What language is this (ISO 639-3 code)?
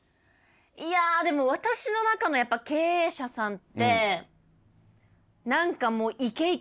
jpn